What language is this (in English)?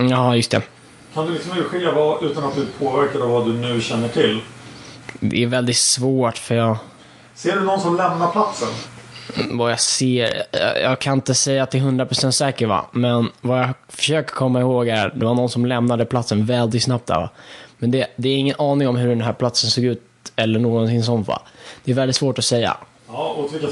Swedish